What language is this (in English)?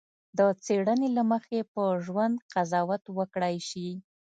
Pashto